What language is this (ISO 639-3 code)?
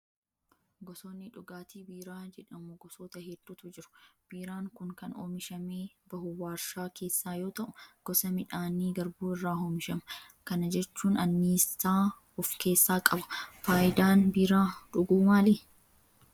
orm